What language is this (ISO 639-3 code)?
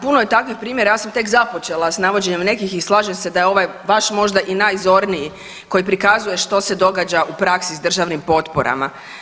hrv